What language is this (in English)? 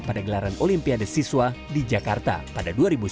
Indonesian